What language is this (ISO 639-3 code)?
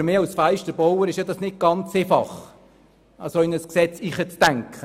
gsw